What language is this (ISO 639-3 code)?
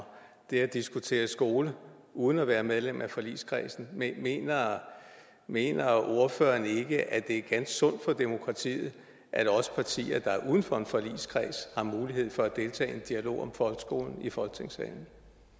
dan